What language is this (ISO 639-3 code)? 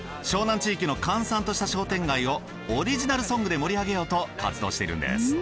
jpn